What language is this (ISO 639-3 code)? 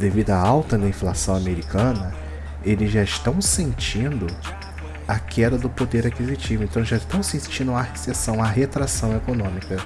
por